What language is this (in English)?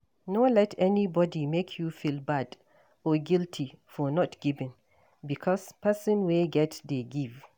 Nigerian Pidgin